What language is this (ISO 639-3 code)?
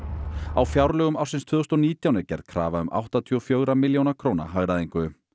isl